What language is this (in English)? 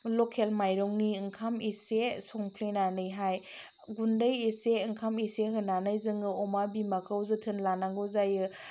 Bodo